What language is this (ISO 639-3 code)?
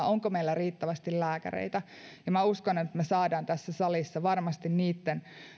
fin